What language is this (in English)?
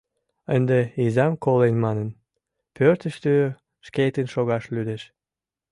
Mari